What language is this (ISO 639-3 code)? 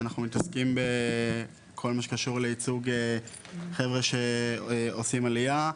heb